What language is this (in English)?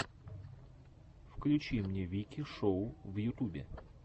Russian